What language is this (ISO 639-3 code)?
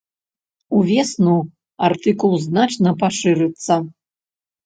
bel